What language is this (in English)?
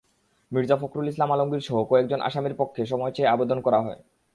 Bangla